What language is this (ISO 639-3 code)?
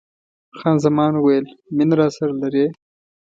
pus